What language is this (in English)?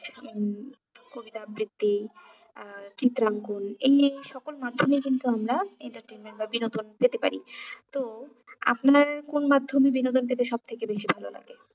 Bangla